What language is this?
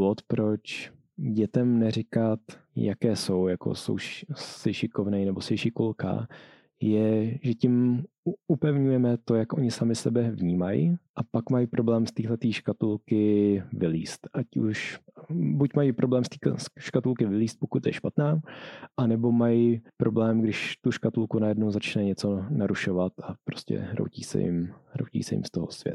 Czech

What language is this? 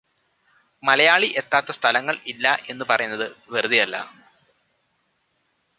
Malayalam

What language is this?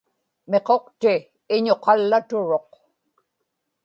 Inupiaq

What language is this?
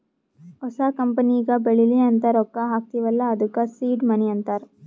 Kannada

